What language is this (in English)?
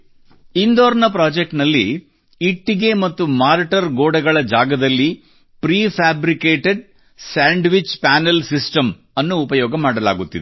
Kannada